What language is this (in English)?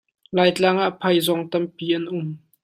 Hakha Chin